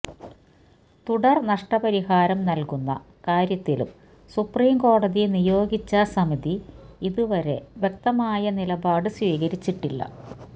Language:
Malayalam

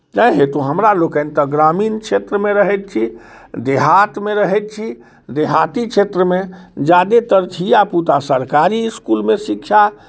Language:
Maithili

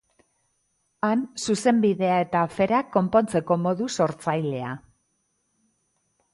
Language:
Basque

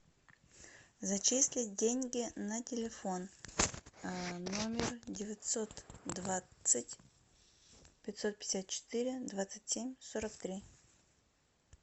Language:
Russian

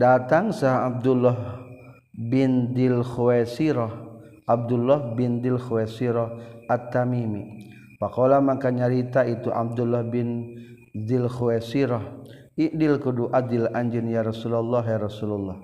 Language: Malay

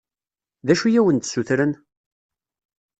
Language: Kabyle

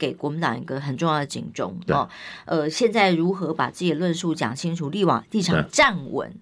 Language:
Chinese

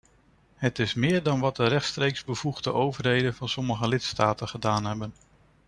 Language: Dutch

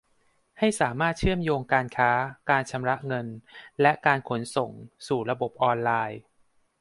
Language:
Thai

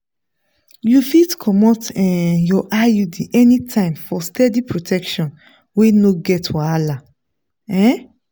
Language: Nigerian Pidgin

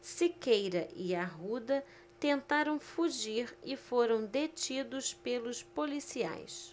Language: Portuguese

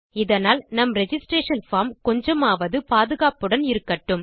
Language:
Tamil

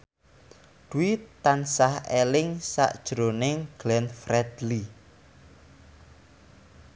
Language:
Javanese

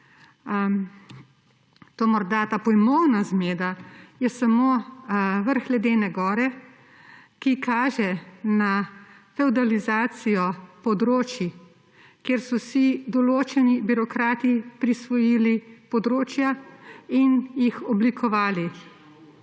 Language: Slovenian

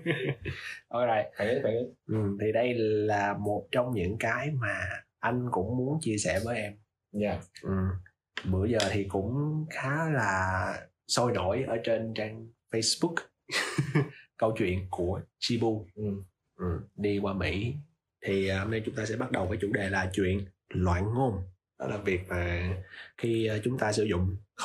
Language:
Vietnamese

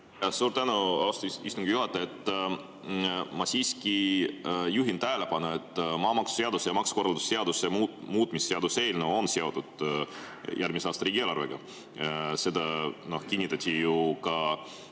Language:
Estonian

